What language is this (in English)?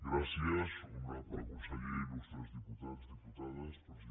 Catalan